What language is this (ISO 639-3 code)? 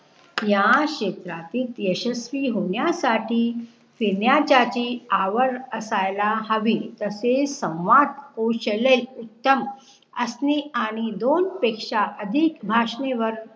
mar